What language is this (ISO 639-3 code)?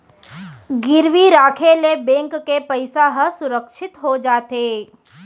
hne